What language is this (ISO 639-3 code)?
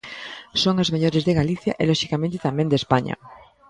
glg